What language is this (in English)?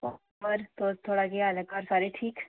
Dogri